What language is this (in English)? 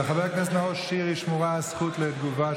Hebrew